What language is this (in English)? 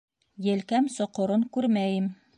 Bashkir